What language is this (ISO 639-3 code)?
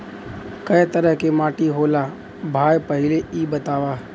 bho